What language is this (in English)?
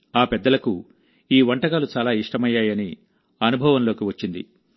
Telugu